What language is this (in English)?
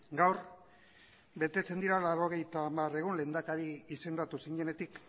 Basque